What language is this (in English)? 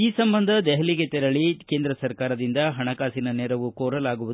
Kannada